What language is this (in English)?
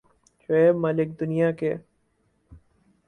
Urdu